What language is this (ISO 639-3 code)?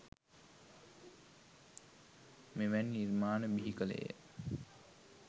sin